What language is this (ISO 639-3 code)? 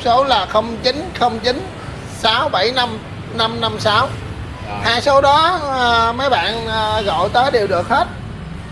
vie